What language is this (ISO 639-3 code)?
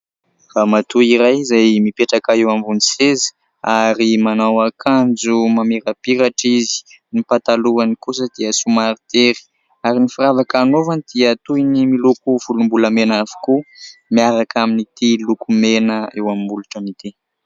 mlg